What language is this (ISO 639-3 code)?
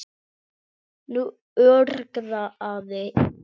isl